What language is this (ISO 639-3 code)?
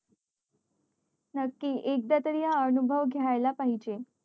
mar